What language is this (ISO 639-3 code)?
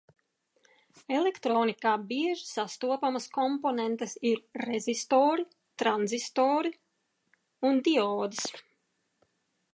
lav